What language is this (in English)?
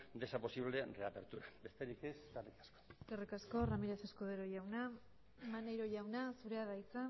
Basque